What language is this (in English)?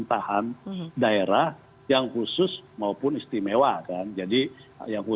Indonesian